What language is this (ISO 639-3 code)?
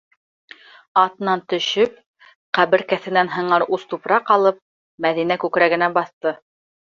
bak